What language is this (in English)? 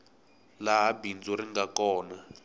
Tsonga